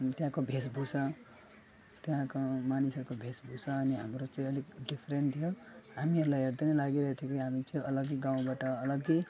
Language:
Nepali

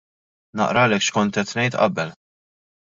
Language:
Maltese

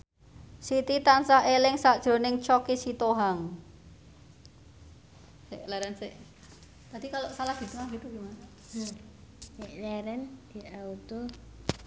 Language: Javanese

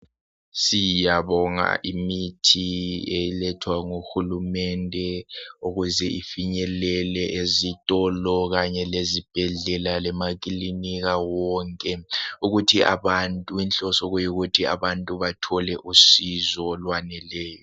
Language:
North Ndebele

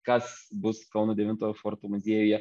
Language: Lithuanian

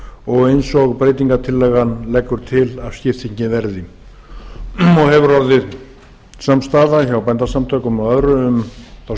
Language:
Icelandic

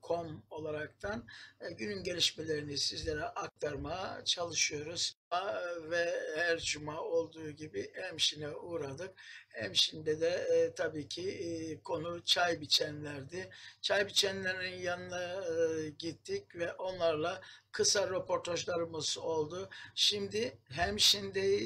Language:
Turkish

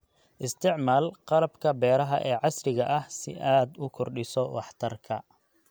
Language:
Somali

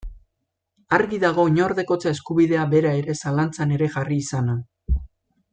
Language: Basque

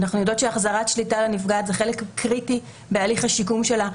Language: Hebrew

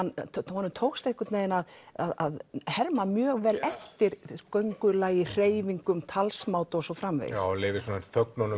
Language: Icelandic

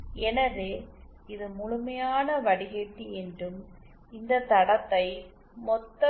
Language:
Tamil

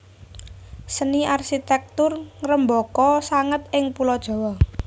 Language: Javanese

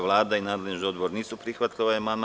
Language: Serbian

